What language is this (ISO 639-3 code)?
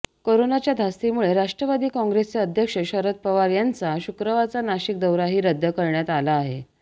mar